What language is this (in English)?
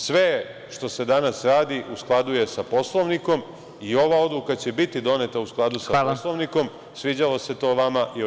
Serbian